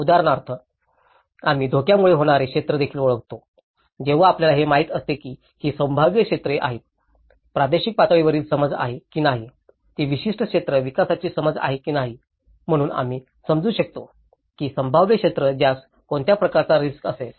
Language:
Marathi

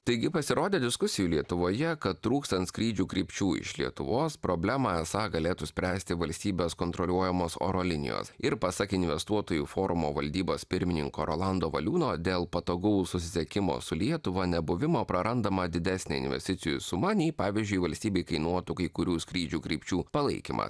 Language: Lithuanian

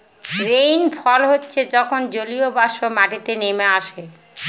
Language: Bangla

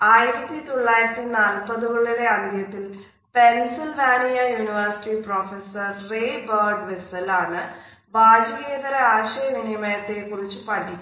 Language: Malayalam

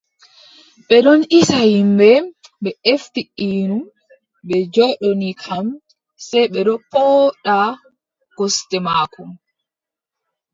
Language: Adamawa Fulfulde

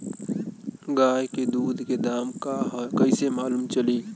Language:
Bhojpuri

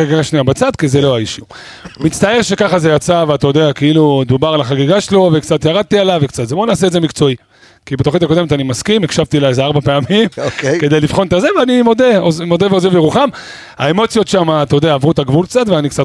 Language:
Hebrew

